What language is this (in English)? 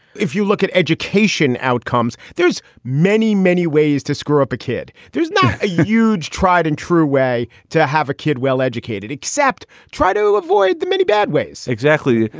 English